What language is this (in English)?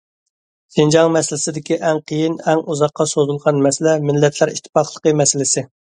Uyghur